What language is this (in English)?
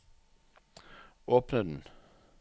Norwegian